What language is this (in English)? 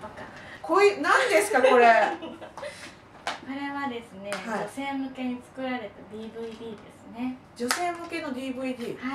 Japanese